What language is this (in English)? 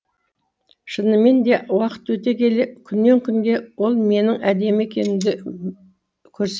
Kazakh